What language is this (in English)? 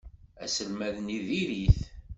Kabyle